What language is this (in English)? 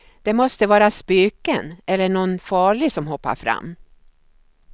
Swedish